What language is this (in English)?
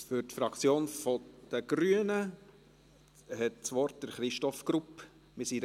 Swiss German